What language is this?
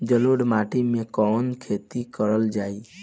Bhojpuri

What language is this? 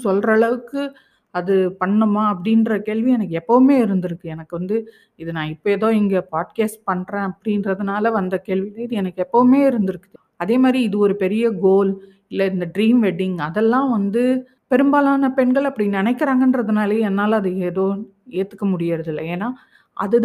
Tamil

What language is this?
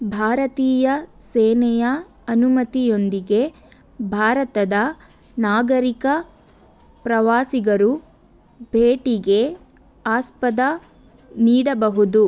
Kannada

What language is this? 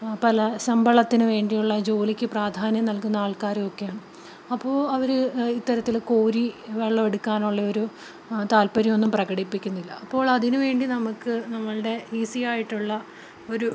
Malayalam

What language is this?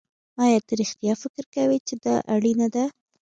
Pashto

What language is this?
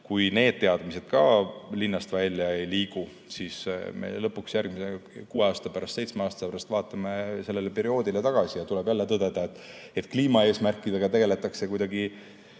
Estonian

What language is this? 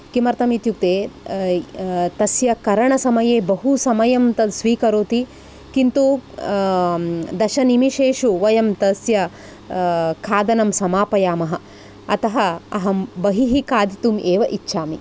Sanskrit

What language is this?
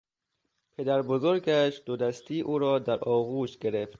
Persian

